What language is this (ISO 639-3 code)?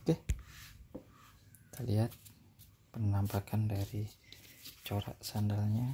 ind